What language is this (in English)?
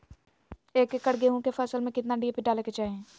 Magahi